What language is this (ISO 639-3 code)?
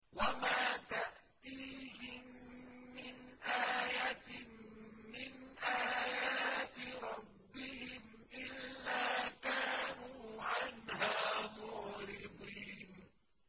ara